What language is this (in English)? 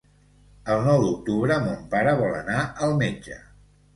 Catalan